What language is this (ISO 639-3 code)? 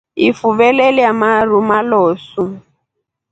rof